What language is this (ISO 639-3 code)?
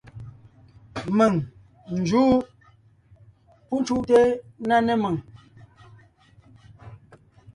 nnh